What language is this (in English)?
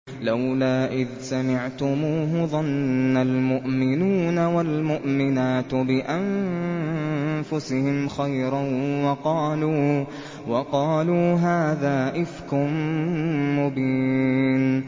Arabic